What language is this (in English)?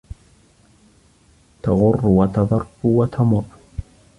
Arabic